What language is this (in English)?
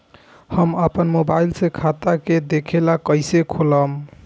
Bhojpuri